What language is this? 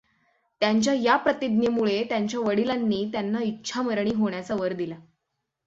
Marathi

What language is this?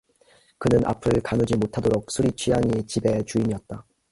Korean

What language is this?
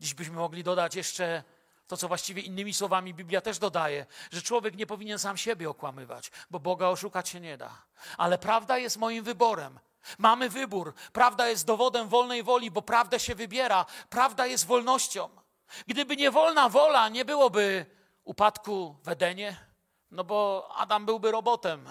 Polish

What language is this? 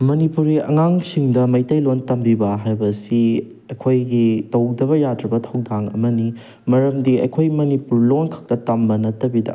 Manipuri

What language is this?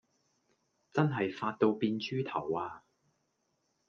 Cantonese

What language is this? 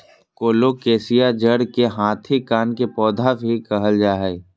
Magahi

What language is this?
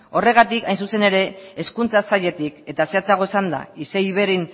Basque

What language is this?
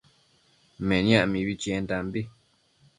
Matsés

